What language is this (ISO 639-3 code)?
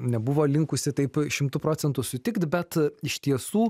lit